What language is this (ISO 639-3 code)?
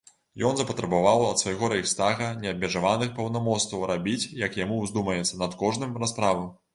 bel